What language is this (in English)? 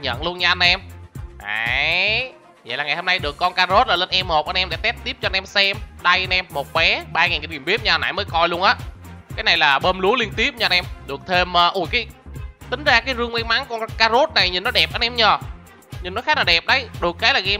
Vietnamese